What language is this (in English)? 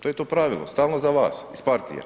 Croatian